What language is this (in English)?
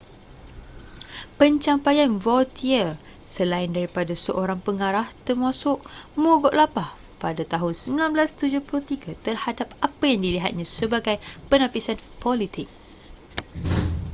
Malay